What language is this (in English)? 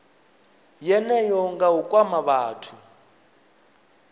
Venda